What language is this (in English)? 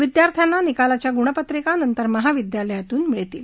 Marathi